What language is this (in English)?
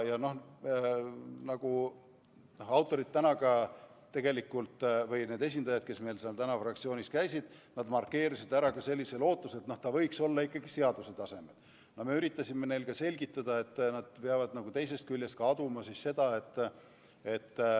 Estonian